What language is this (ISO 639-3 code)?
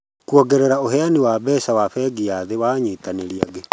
kik